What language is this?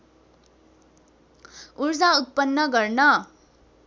Nepali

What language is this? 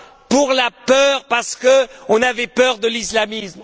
French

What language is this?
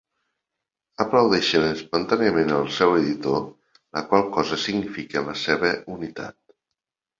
Catalan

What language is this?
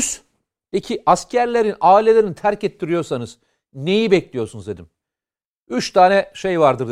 Turkish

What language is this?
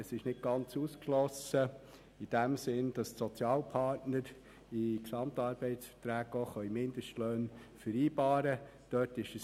Swiss German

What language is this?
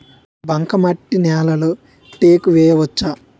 Telugu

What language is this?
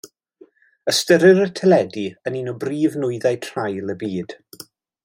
Welsh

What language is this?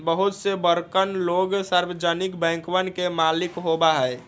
Magahi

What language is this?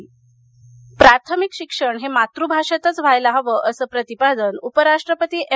Marathi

